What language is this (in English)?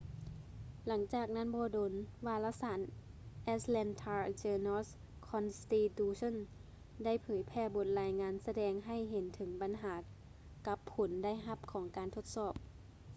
Lao